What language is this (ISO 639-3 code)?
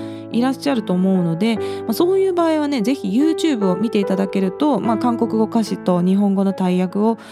jpn